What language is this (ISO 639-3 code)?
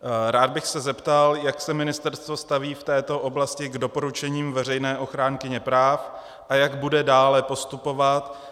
ces